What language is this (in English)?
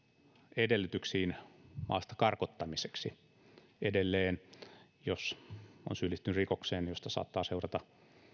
Finnish